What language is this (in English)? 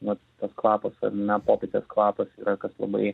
Lithuanian